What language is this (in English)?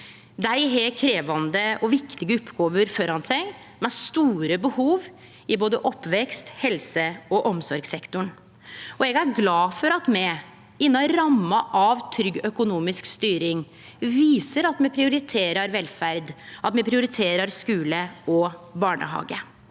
Norwegian